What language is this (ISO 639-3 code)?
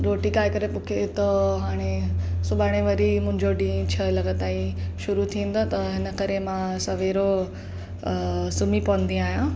snd